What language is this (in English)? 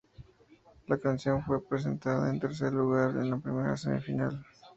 Spanish